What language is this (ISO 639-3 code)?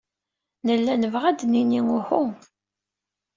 kab